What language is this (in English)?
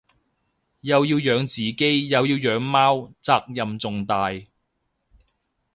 Cantonese